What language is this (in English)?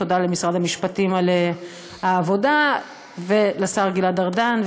Hebrew